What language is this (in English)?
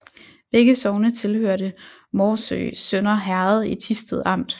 Danish